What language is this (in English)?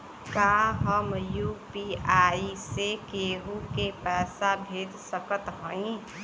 Bhojpuri